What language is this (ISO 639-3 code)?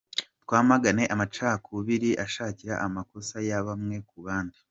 kin